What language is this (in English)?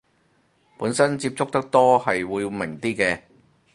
Cantonese